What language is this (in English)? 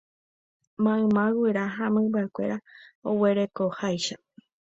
Guarani